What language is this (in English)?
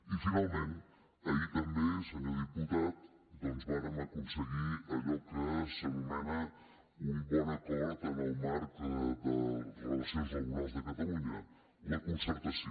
Catalan